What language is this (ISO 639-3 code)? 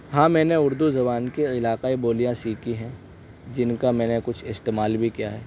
urd